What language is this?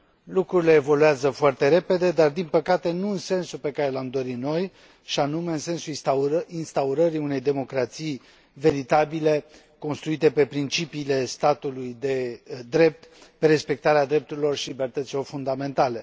Romanian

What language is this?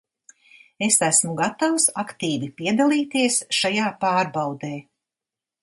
Latvian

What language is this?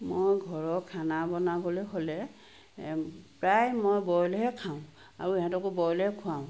Assamese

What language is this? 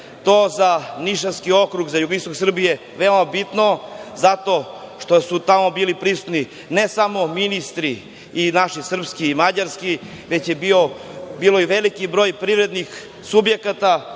Serbian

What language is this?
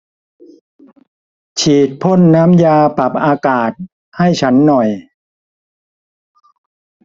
Thai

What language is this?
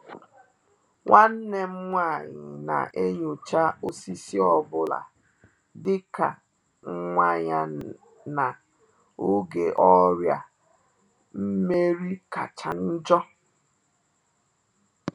Igbo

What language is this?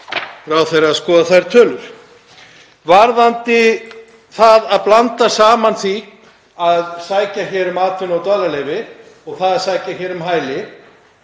Icelandic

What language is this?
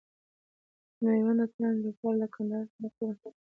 Pashto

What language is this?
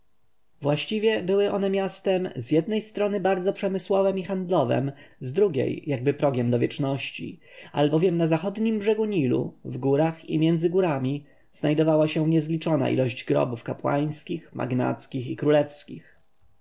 Polish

